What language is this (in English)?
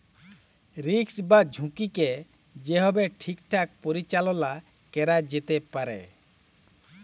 Bangla